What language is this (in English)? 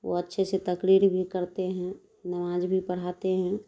Urdu